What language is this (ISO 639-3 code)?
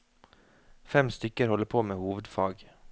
nor